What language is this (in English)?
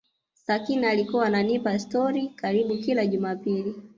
Swahili